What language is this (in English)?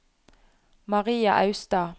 Norwegian